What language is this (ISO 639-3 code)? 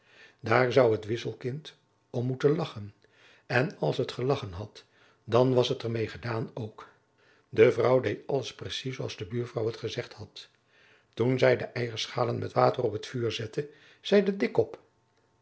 nld